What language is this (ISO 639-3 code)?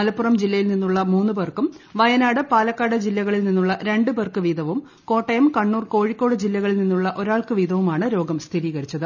mal